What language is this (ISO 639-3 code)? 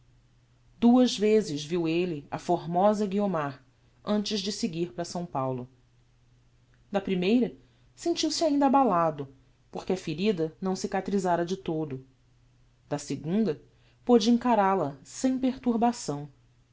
por